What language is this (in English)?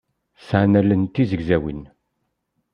Kabyle